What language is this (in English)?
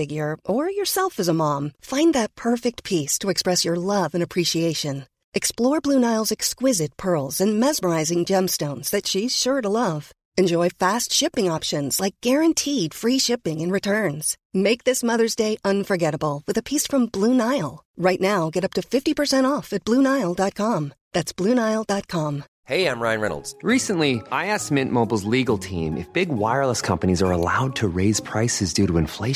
Filipino